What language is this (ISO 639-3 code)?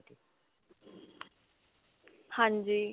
pan